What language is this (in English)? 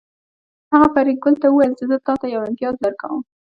Pashto